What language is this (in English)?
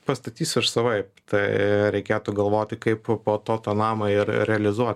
Lithuanian